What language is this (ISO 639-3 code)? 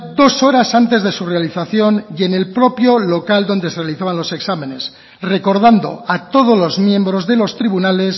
spa